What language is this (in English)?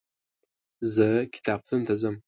Pashto